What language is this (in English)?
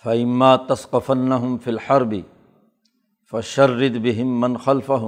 Urdu